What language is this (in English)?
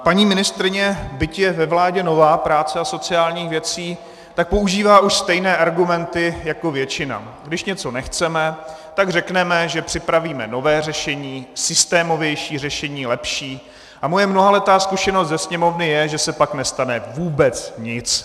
Czech